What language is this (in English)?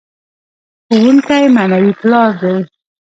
Pashto